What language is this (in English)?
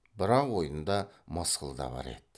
Kazakh